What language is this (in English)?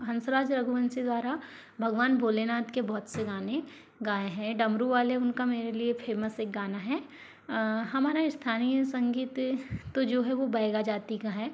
Hindi